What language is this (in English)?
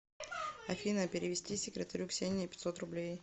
Russian